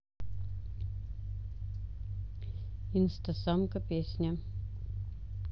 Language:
Russian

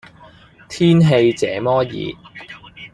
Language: Cantonese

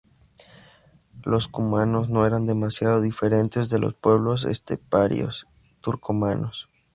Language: Spanish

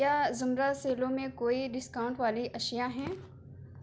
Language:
Urdu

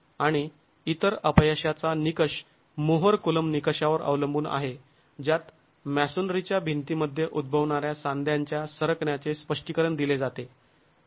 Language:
Marathi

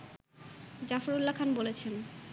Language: Bangla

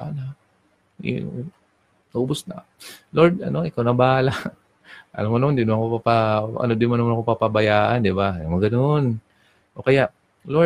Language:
Filipino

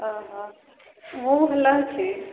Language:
Odia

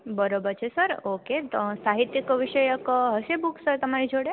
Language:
Gujarati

